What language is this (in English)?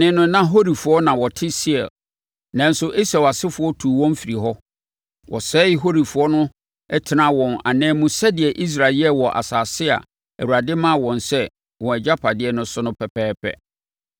Akan